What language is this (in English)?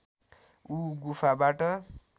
Nepali